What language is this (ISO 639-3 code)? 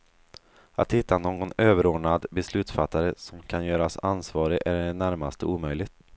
swe